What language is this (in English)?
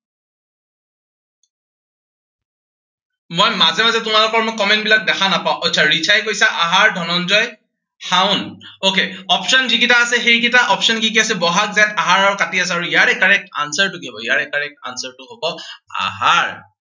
Assamese